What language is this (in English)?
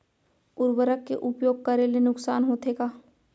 Chhattisgarhi